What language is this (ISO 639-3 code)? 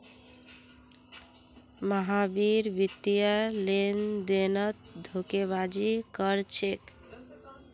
mag